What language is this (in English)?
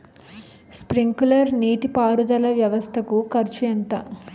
Telugu